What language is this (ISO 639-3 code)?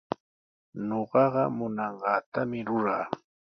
qws